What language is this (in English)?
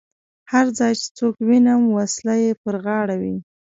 Pashto